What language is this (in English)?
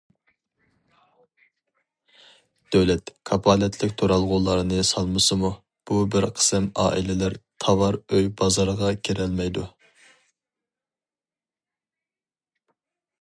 Uyghur